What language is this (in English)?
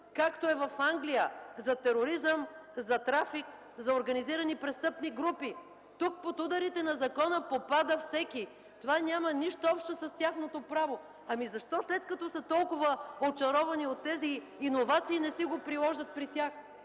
Bulgarian